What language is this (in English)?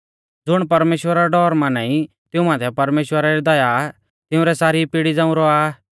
Mahasu Pahari